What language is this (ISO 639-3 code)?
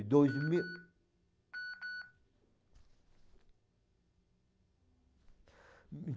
por